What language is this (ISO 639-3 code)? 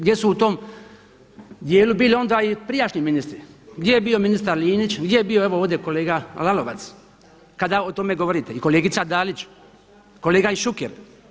hrv